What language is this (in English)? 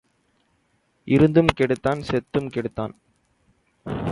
Tamil